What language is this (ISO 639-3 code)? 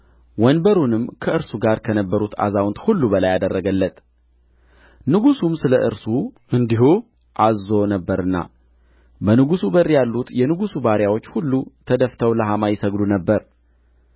amh